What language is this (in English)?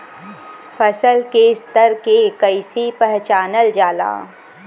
Bhojpuri